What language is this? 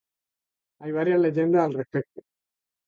Spanish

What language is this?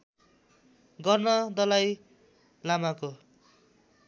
Nepali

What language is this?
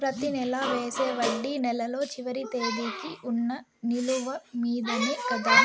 Telugu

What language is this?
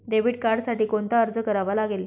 Marathi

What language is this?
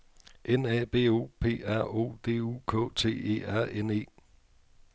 Danish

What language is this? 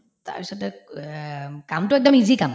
Assamese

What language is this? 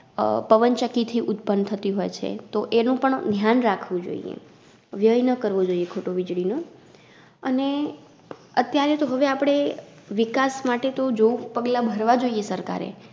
Gujarati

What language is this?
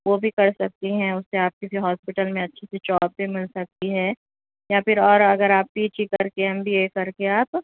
Urdu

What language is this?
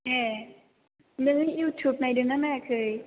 Bodo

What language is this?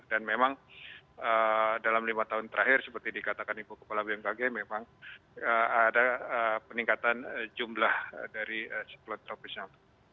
Indonesian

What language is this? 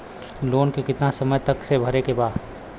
Bhojpuri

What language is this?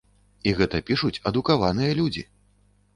Belarusian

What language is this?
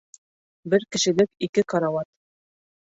Bashkir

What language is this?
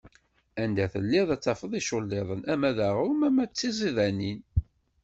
Kabyle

